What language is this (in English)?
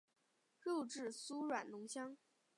Chinese